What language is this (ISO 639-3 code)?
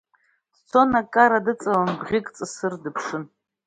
abk